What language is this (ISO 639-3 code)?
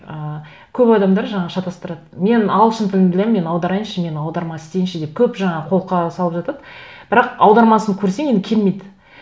kaz